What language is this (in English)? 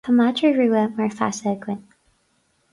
Irish